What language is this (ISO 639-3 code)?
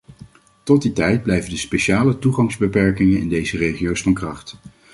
nld